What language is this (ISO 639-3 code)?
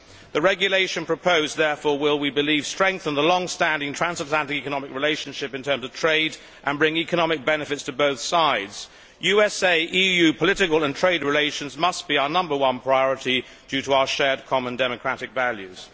eng